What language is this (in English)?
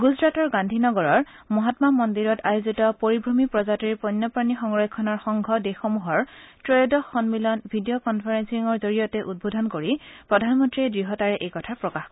Assamese